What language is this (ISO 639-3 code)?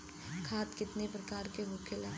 bho